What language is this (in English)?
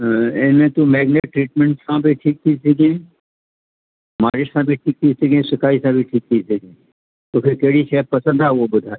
Sindhi